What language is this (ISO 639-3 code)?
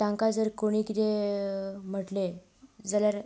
kok